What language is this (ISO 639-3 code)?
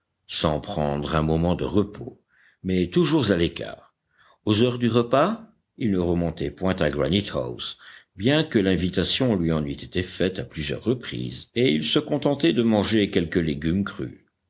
fra